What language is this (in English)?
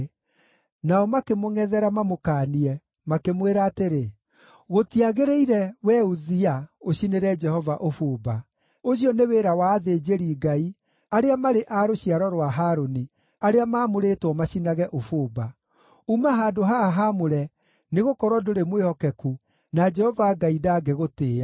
Kikuyu